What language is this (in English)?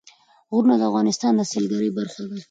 Pashto